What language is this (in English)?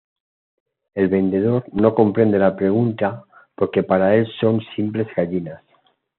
Spanish